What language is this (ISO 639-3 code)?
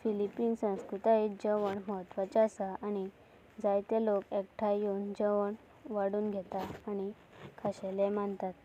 kok